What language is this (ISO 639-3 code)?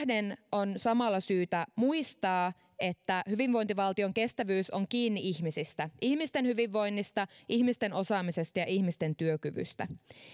fin